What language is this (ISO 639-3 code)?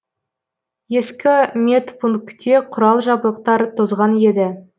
kaz